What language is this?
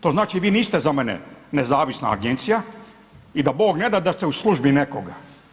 Croatian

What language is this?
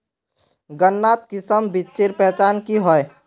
Magahi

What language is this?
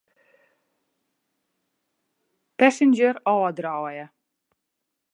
Western Frisian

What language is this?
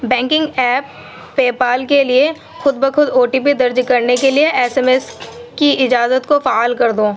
Urdu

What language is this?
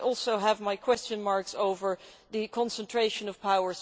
English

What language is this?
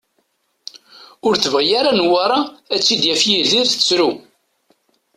Kabyle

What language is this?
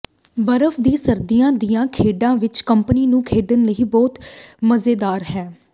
Punjabi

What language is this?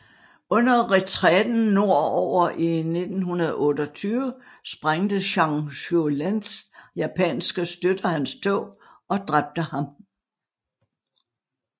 Danish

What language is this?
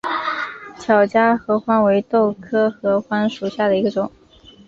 Chinese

